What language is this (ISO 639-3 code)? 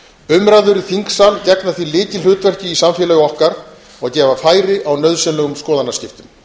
isl